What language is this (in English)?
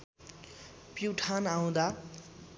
Nepali